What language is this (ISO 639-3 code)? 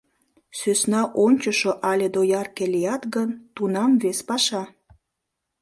chm